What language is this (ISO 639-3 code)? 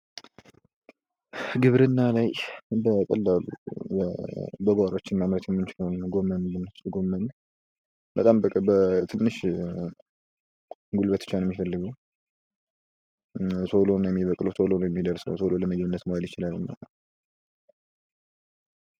amh